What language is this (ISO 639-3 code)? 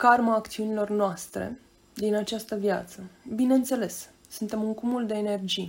ron